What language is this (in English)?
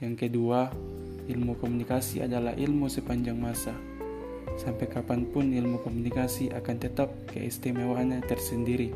Indonesian